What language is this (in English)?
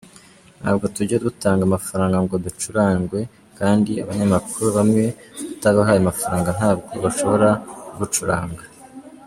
Kinyarwanda